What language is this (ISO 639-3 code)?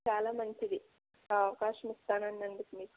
tel